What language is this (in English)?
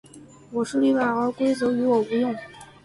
Chinese